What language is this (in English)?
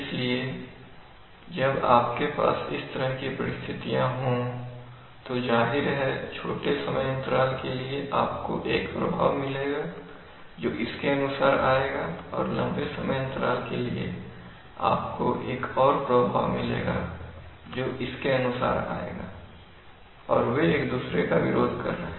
Hindi